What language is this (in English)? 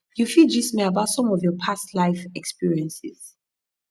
Nigerian Pidgin